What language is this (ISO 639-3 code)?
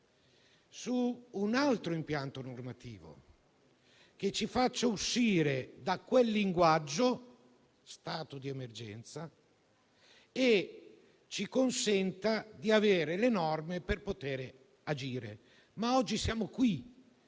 ita